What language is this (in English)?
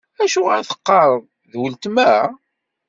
Kabyle